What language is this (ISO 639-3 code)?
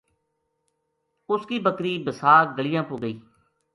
gju